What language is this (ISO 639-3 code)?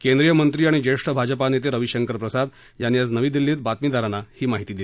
mar